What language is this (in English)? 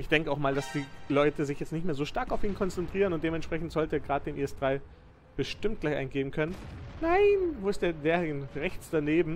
German